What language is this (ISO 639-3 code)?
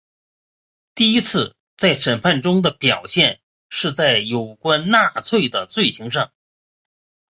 zho